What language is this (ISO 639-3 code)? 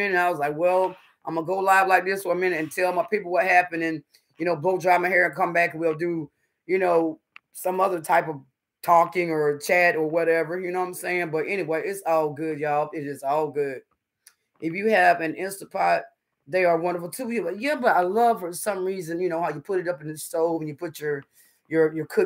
eng